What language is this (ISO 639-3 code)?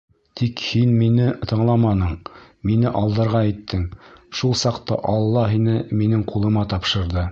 bak